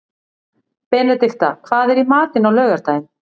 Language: Icelandic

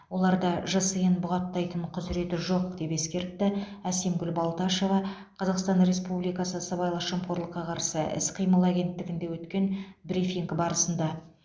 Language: Kazakh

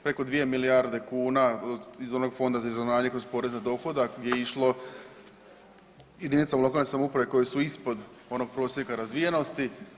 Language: Croatian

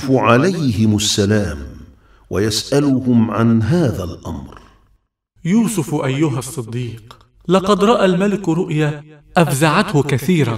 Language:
Arabic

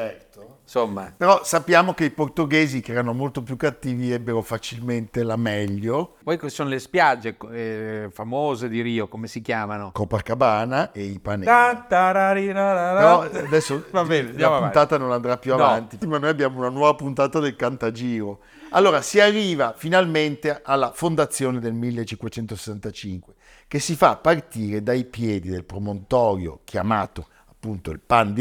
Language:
Italian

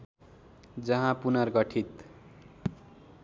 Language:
Nepali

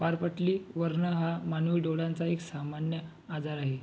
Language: Marathi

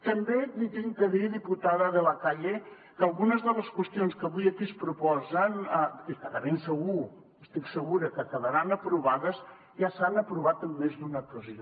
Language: Catalan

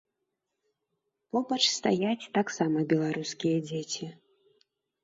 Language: Belarusian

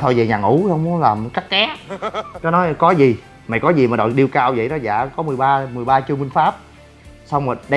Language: Vietnamese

